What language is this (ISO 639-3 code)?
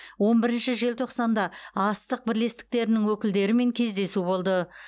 kaz